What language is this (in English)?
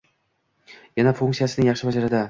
Uzbek